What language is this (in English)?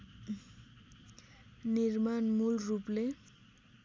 Nepali